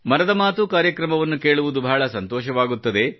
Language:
Kannada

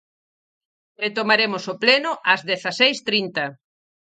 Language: Galician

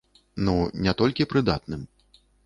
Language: Belarusian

